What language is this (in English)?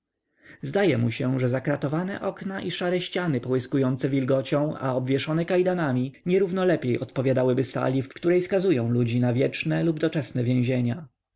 Polish